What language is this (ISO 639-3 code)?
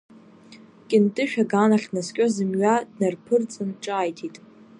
abk